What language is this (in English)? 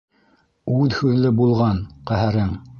Bashkir